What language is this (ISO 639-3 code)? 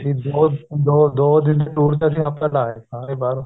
pan